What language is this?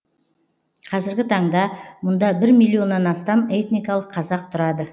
Kazakh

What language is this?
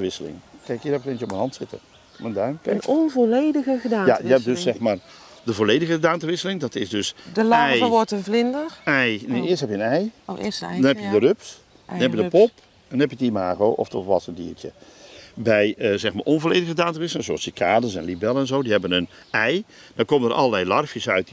Dutch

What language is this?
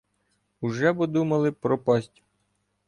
Ukrainian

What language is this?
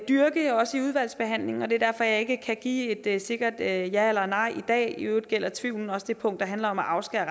Danish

